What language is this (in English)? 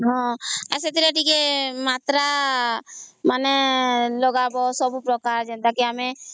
Odia